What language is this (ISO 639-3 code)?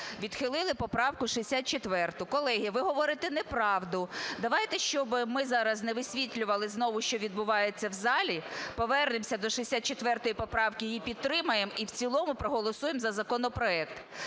ukr